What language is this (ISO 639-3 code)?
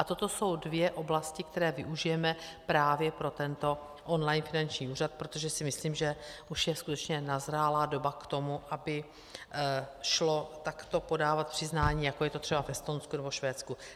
ces